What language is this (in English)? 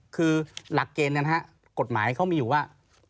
Thai